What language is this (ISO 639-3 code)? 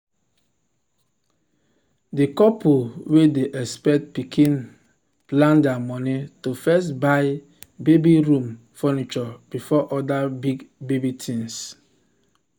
pcm